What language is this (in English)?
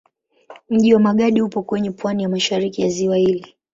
Swahili